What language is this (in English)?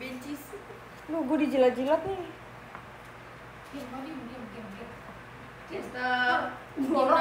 Indonesian